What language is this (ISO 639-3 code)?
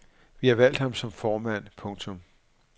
dan